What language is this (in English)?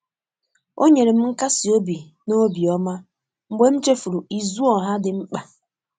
Igbo